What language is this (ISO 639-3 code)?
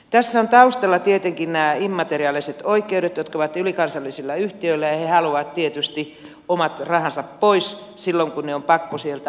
fin